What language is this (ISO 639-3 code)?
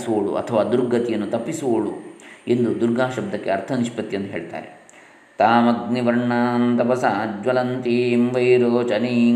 kan